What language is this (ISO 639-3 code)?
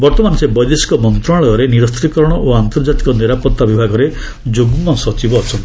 ori